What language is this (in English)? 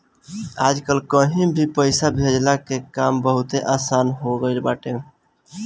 Bhojpuri